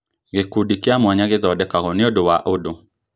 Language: Kikuyu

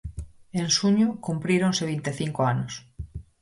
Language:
Galician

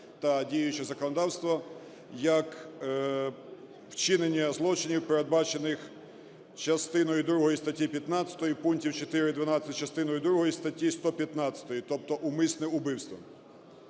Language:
Ukrainian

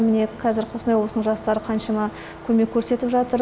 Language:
Kazakh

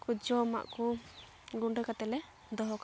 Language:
Santali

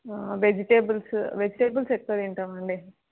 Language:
Telugu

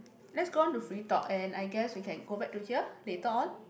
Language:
English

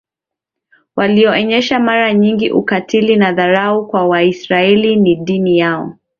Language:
Swahili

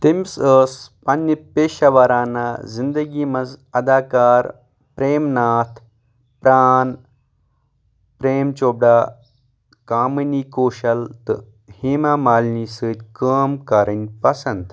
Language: Kashmiri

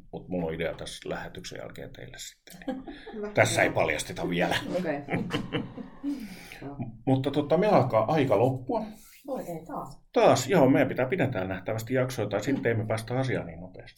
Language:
Finnish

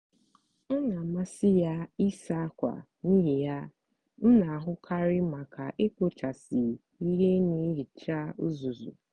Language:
Igbo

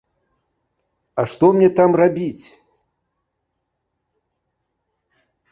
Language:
Belarusian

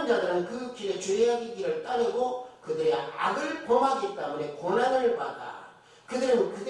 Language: Korean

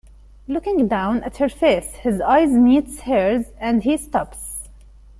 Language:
English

